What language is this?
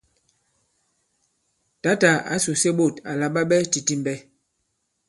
Bankon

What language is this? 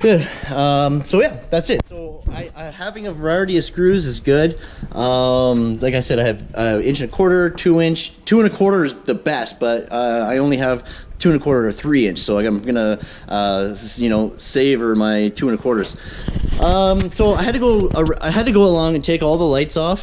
English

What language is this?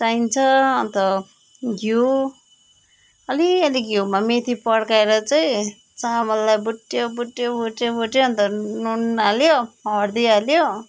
Nepali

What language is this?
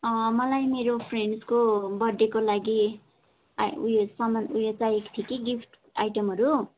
Nepali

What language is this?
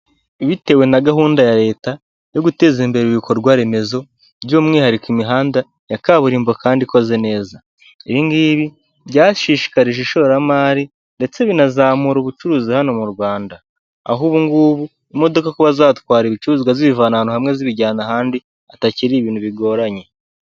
Kinyarwanda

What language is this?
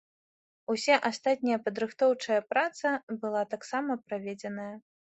Belarusian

